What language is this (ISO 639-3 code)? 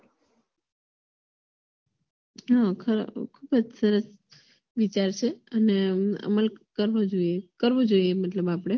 guj